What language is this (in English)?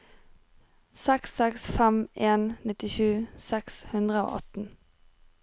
Norwegian